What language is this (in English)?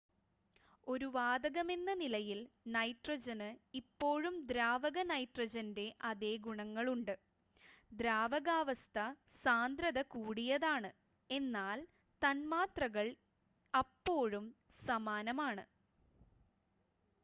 Malayalam